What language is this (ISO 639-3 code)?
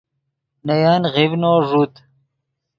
ydg